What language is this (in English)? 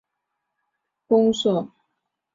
Chinese